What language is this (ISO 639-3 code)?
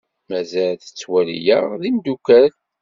kab